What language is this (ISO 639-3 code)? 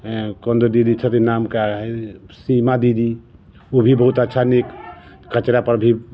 mai